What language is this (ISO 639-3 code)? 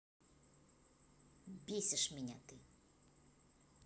rus